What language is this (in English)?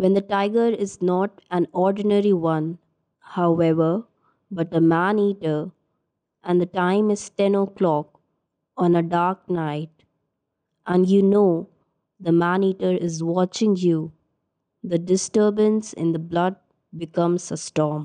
Urdu